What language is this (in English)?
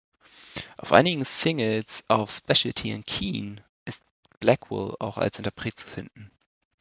German